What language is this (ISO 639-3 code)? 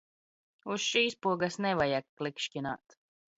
lav